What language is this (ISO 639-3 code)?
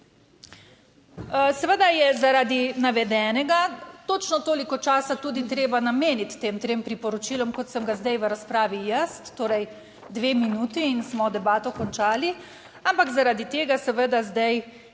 slv